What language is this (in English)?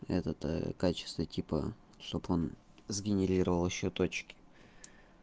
Russian